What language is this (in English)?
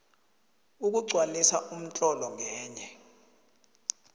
South Ndebele